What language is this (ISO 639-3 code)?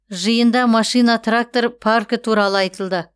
kaz